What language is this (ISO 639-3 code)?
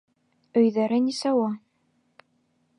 bak